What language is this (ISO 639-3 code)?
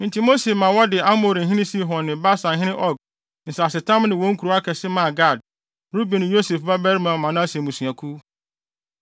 aka